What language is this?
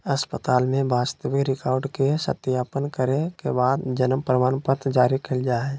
Magahi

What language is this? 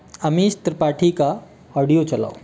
Hindi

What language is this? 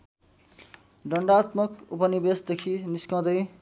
Nepali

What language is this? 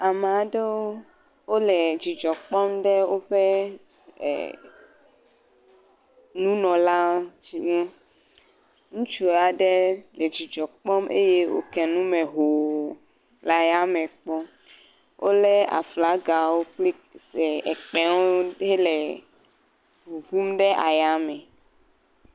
Ewe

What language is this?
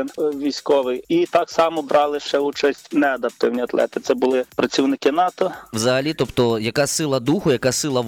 Ukrainian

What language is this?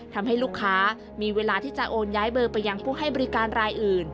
Thai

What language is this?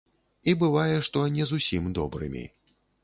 Belarusian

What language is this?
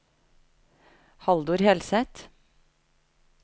Norwegian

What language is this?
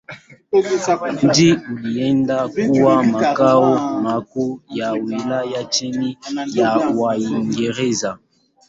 Swahili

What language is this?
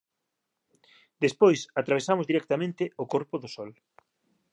Galician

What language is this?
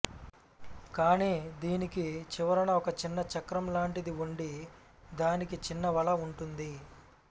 Telugu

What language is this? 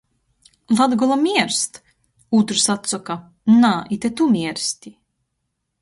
Latgalian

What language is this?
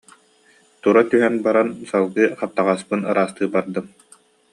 Yakut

